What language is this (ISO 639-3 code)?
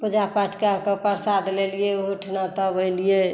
mai